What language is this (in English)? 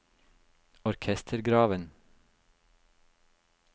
Norwegian